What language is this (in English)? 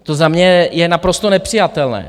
Czech